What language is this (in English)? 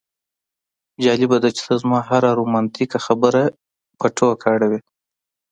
Pashto